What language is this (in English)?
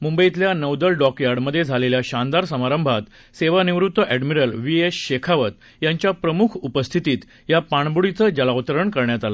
Marathi